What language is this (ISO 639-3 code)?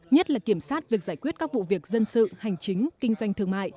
vie